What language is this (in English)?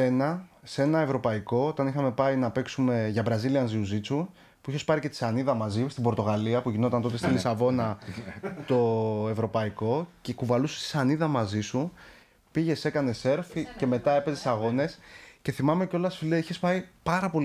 Greek